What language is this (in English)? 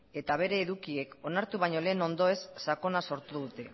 Basque